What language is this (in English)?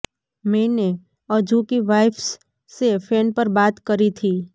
Gujarati